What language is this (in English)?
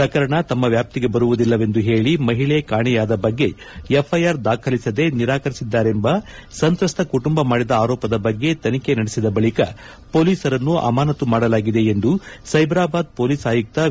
Kannada